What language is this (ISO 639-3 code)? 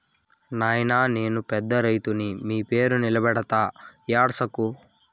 tel